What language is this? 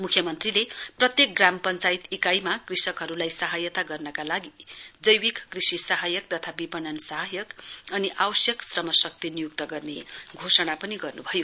Nepali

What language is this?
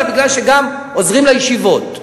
Hebrew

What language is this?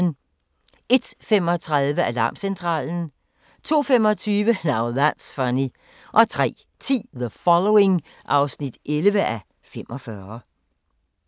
Danish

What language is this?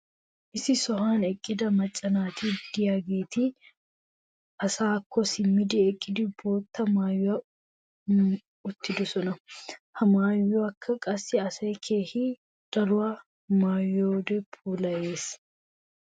Wolaytta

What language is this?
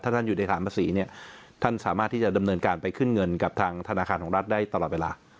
Thai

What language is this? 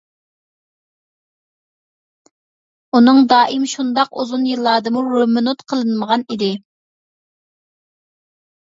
Uyghur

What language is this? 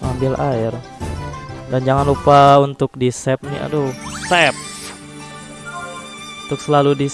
Indonesian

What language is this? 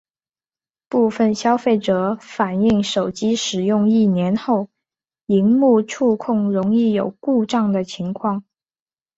Chinese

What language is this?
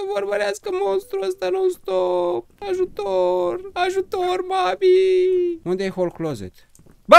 Romanian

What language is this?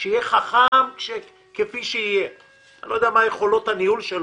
Hebrew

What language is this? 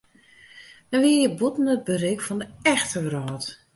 Western Frisian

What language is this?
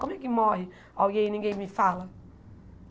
Portuguese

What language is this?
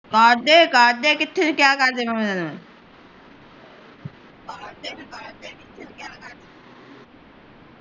Punjabi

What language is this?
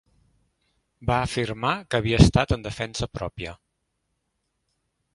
Catalan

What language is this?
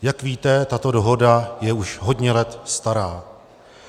Czech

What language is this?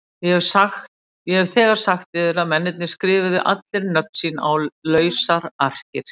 Icelandic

